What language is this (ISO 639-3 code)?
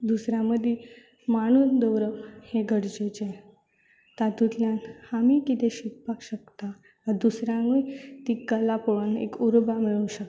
kok